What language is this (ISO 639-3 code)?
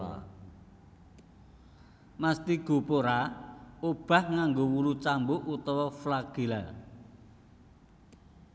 jav